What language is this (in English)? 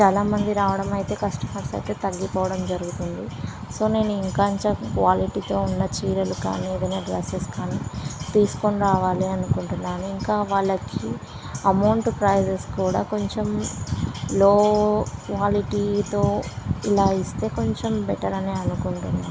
Telugu